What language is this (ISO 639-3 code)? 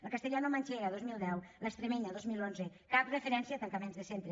cat